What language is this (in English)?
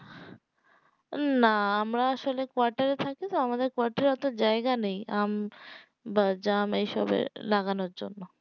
Bangla